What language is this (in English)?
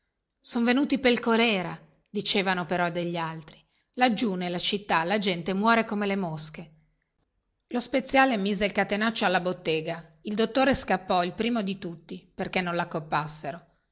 Italian